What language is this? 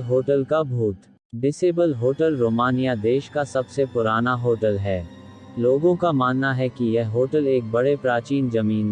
Hindi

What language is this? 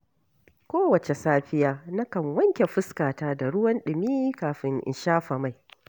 Hausa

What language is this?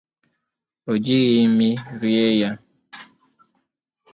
Igbo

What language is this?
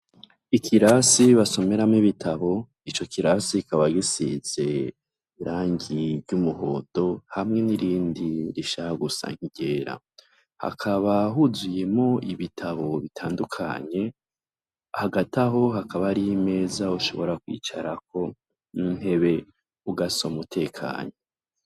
Rundi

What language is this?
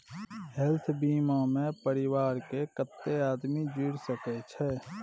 Maithili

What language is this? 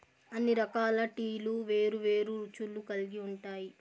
Telugu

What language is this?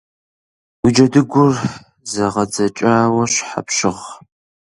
Kabardian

